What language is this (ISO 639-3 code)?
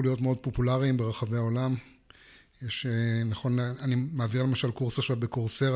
heb